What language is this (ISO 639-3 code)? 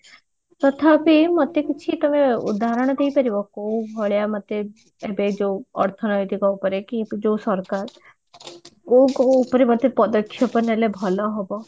ori